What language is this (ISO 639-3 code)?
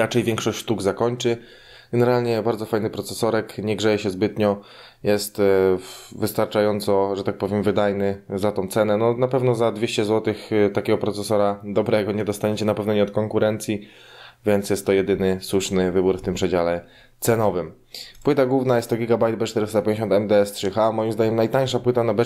pol